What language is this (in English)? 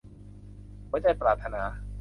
Thai